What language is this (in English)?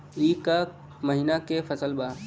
Bhojpuri